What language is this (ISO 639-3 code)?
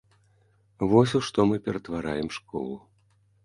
bel